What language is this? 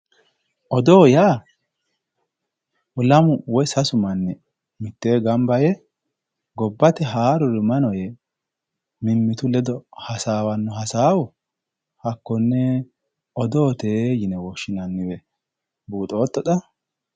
Sidamo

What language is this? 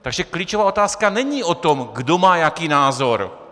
Czech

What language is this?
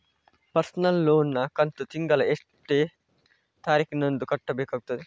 Kannada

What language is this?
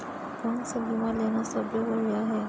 Chhattisgarhi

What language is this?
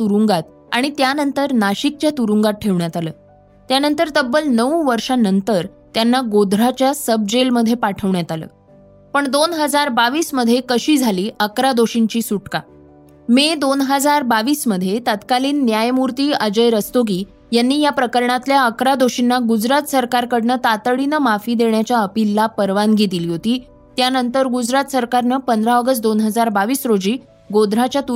Marathi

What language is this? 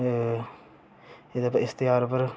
Dogri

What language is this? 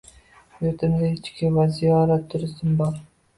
Uzbek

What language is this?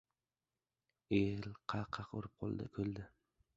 Uzbek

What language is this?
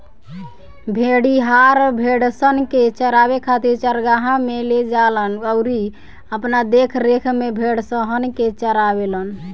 Bhojpuri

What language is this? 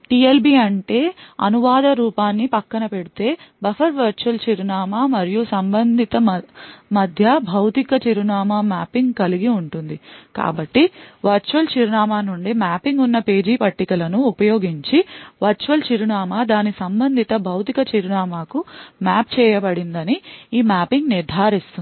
Telugu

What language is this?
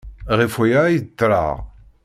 Kabyle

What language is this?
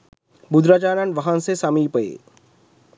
Sinhala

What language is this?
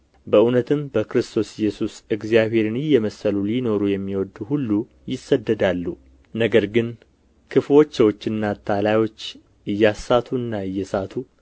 Amharic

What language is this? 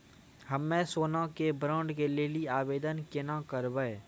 Maithili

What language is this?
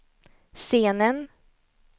Swedish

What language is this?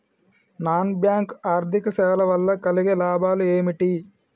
Telugu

